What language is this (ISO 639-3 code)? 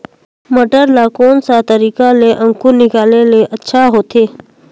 hne